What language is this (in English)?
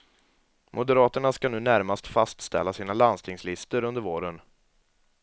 Swedish